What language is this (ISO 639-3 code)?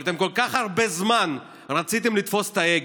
heb